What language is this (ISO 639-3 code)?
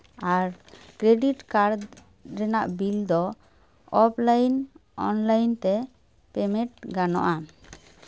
sat